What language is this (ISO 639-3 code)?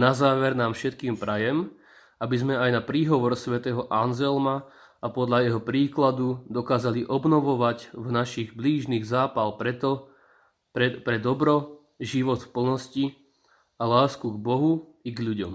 slk